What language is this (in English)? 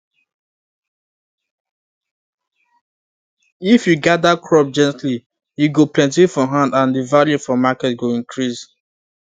Nigerian Pidgin